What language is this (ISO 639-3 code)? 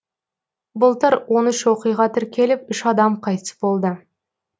kaz